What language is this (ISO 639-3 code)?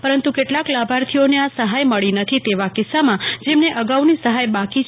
guj